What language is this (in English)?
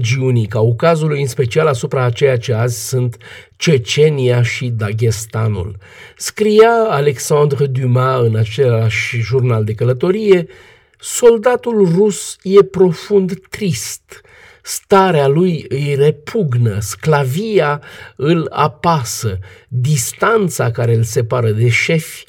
Romanian